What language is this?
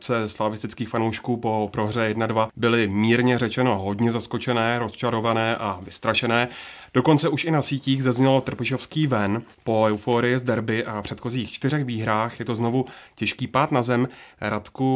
Czech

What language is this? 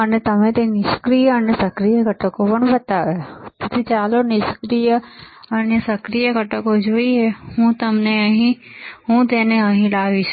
Gujarati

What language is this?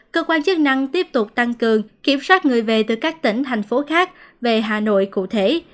Vietnamese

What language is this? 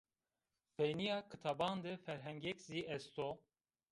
Zaza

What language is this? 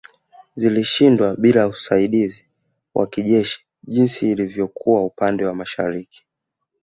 Swahili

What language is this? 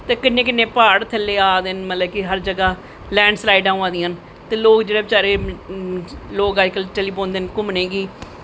Dogri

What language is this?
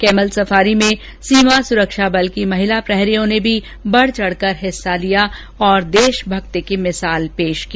Hindi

